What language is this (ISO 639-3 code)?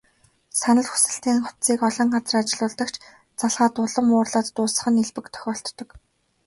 mon